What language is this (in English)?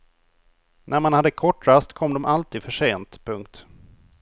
Swedish